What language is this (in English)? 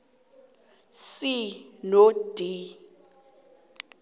South Ndebele